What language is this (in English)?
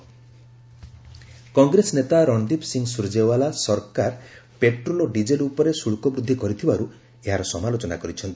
Odia